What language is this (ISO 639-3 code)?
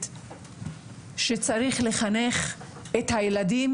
heb